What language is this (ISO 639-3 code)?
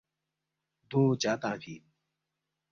bft